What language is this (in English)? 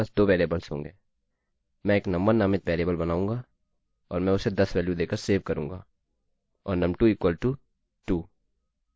Hindi